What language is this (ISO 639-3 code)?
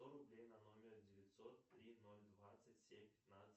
rus